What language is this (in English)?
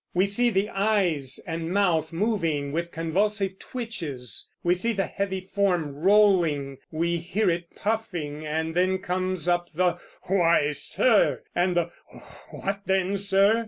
English